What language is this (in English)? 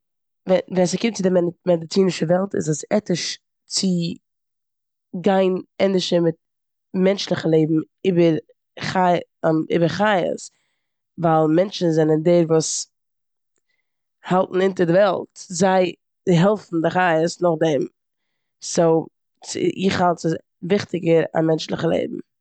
Yiddish